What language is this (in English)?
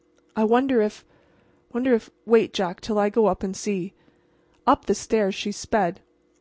English